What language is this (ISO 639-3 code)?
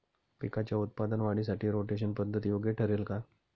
mar